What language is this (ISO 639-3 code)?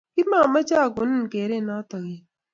kln